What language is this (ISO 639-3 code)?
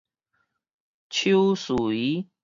nan